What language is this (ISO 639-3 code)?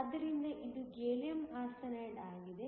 kan